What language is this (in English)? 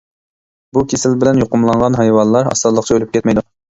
Uyghur